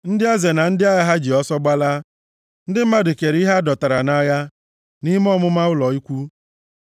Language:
Igbo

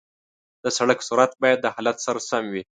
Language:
Pashto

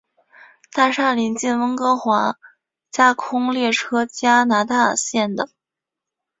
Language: Chinese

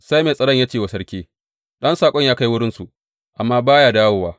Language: Hausa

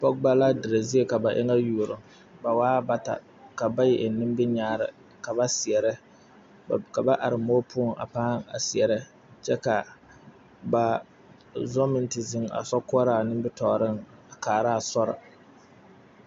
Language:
Southern Dagaare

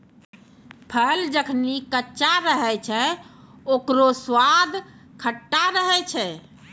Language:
Maithili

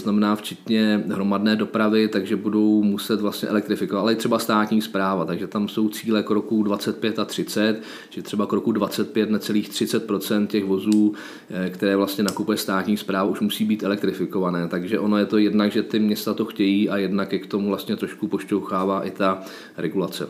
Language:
Czech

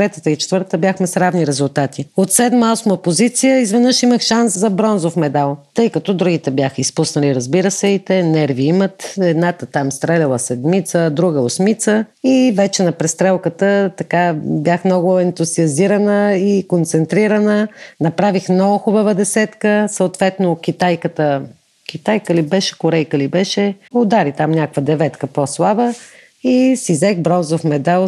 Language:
Bulgarian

